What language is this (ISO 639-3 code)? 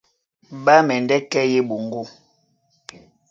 dua